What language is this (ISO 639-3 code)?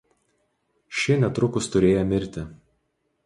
lit